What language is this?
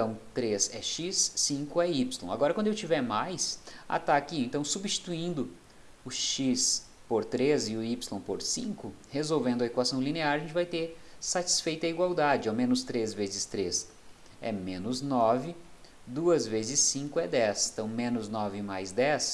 Portuguese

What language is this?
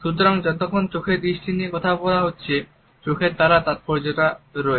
Bangla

